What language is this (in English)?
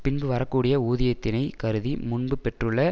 Tamil